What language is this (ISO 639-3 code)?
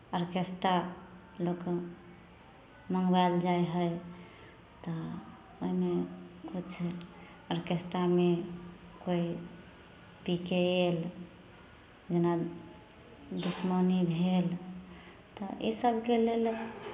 mai